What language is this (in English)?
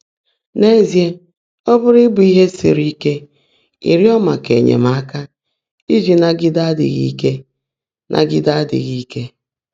Igbo